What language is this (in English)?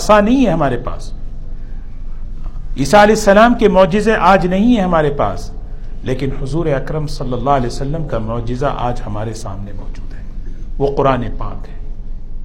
Urdu